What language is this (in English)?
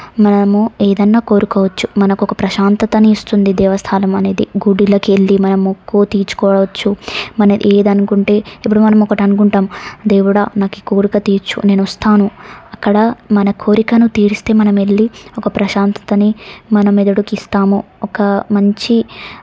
Telugu